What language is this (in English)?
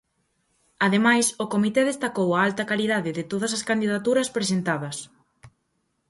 Galician